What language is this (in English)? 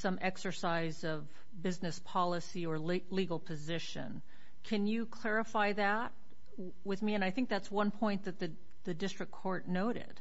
English